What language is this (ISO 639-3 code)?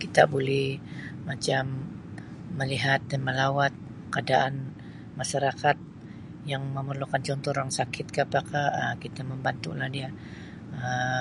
msi